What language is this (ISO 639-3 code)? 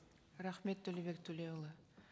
kaz